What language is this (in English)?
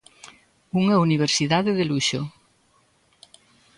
Galician